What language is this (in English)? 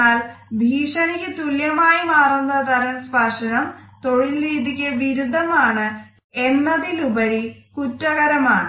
Malayalam